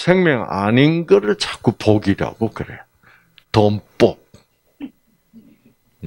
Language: Korean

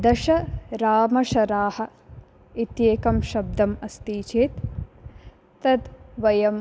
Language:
Sanskrit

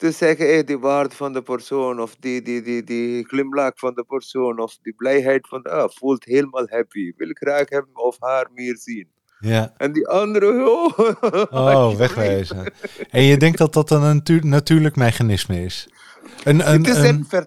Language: Dutch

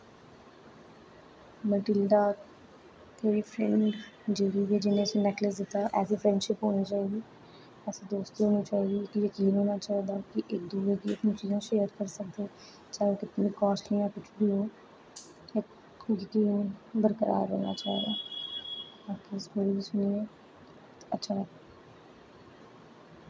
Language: Dogri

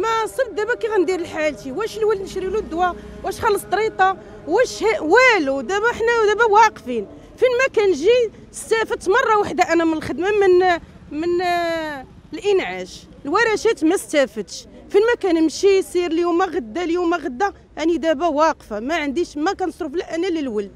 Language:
Arabic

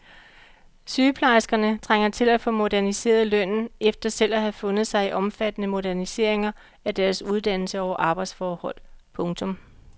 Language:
Danish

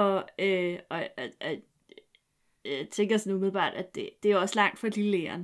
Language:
Danish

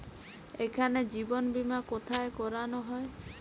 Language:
Bangla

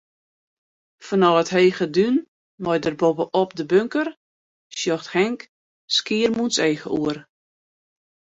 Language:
Western Frisian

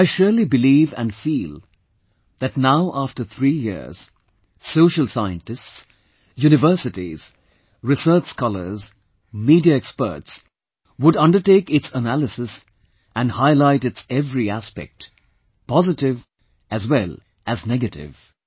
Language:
English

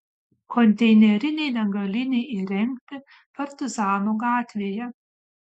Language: Lithuanian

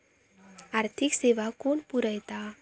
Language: Marathi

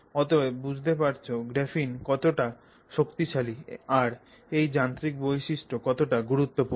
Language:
Bangla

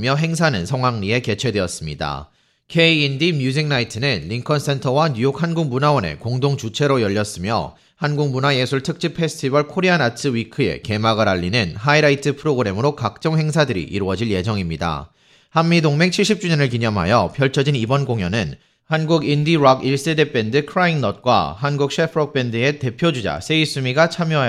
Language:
Korean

